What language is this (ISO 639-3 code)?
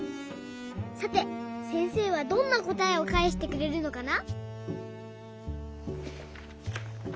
jpn